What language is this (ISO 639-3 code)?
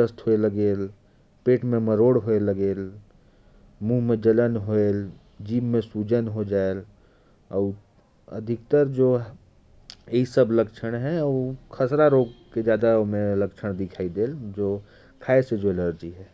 kfp